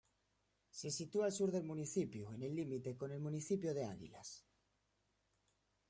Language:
Spanish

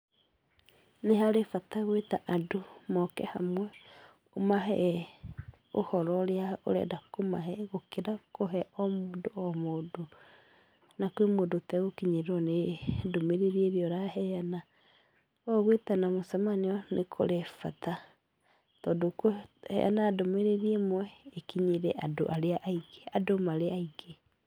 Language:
Kikuyu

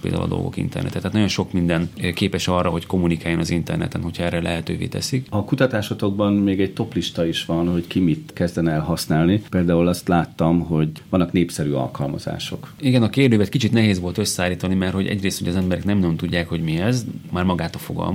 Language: Hungarian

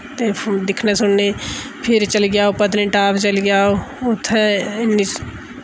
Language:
Dogri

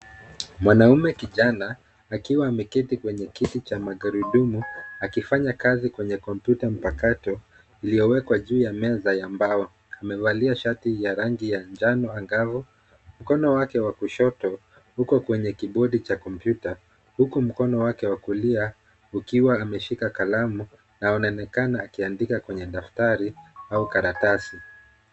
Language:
Swahili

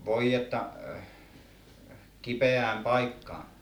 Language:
Finnish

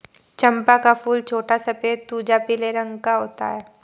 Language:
Hindi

